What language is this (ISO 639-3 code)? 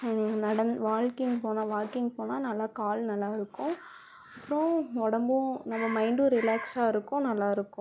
tam